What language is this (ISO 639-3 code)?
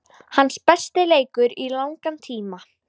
isl